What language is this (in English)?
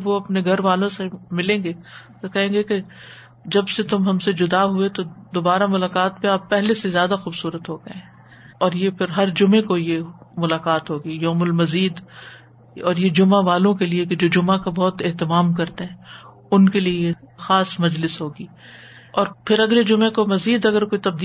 Urdu